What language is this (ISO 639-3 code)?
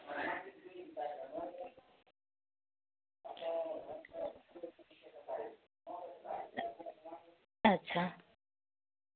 sat